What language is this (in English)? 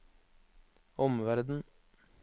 Norwegian